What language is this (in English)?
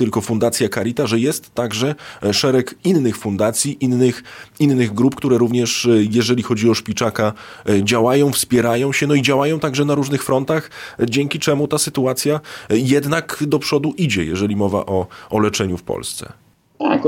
Polish